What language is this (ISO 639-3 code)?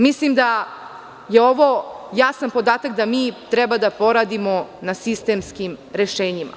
srp